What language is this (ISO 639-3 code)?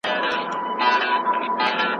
pus